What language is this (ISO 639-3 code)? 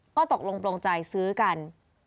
tha